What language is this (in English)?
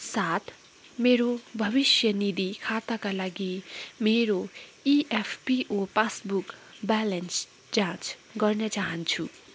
Nepali